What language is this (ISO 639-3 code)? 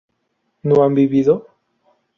spa